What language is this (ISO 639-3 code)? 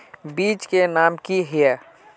mag